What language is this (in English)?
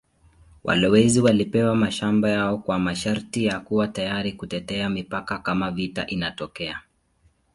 Swahili